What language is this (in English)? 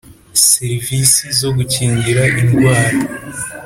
Kinyarwanda